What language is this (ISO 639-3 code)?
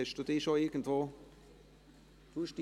gsw